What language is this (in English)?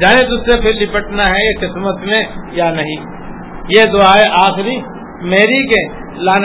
Urdu